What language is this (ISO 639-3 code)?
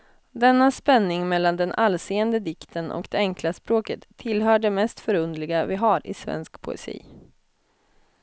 swe